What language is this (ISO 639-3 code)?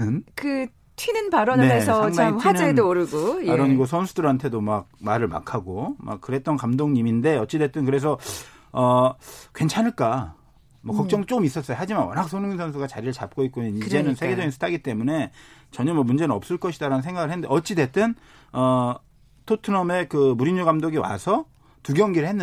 kor